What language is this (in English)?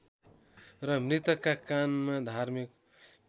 Nepali